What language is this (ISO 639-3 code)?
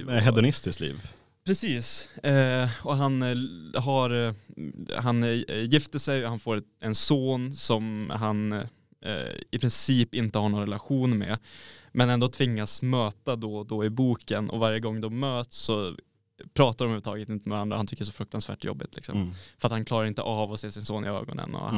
swe